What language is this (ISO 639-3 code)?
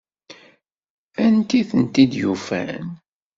kab